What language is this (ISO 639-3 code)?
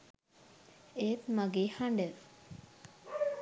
sin